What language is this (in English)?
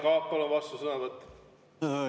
Estonian